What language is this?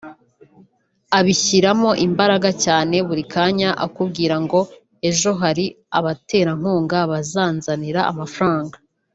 Kinyarwanda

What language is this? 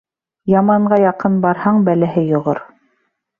Bashkir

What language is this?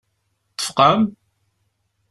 Kabyle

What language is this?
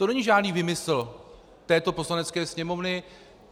Czech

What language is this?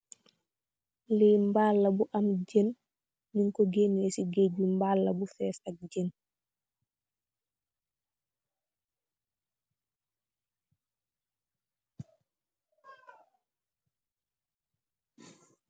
Wolof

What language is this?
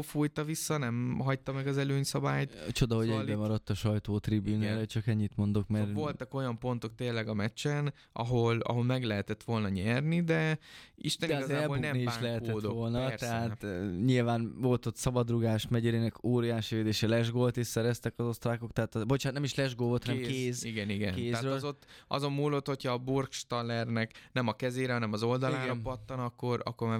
Hungarian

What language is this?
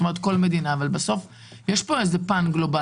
Hebrew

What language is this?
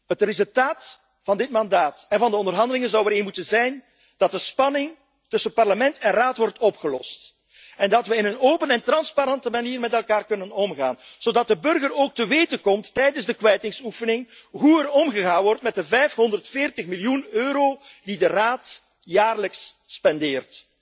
Dutch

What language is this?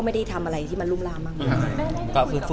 Thai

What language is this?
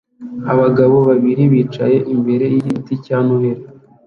Kinyarwanda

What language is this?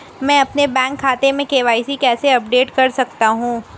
Hindi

